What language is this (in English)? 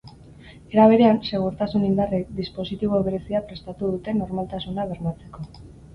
Basque